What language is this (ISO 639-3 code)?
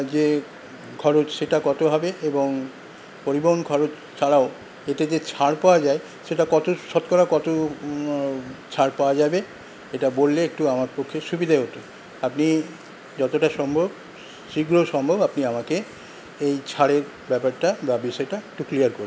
ben